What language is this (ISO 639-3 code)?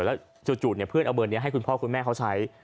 tha